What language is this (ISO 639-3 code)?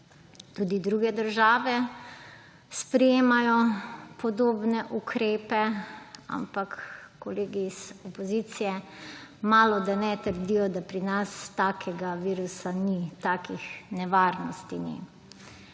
slv